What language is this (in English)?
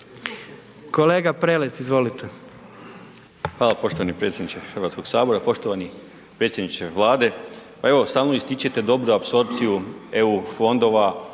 Croatian